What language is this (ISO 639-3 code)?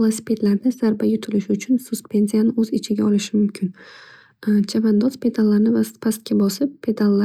uzb